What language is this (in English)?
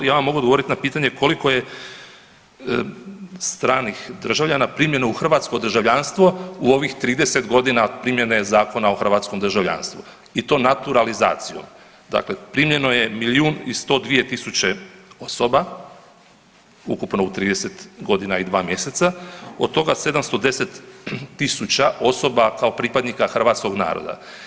Croatian